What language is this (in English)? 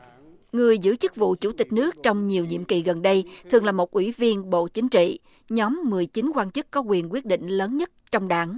Vietnamese